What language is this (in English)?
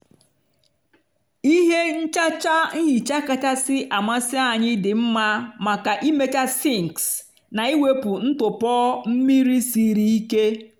Igbo